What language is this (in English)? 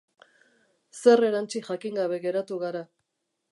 Basque